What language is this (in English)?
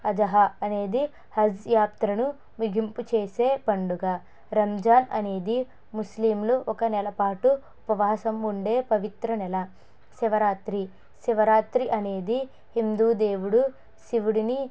Telugu